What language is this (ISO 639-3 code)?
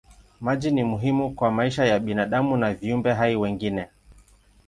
swa